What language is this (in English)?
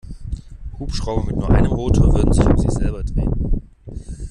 German